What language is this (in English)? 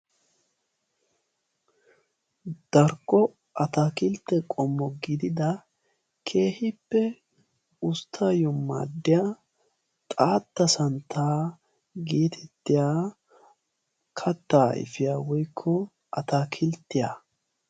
Wolaytta